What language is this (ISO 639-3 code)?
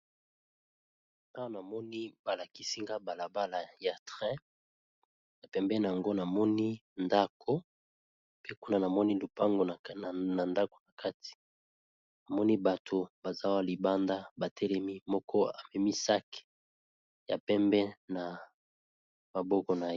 lin